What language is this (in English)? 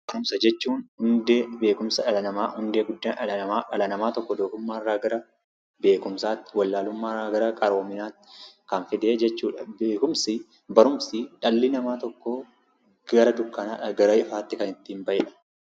Oromo